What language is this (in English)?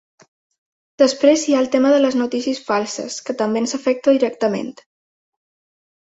Catalan